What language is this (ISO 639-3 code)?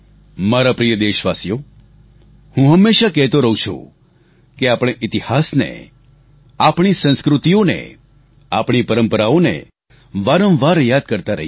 guj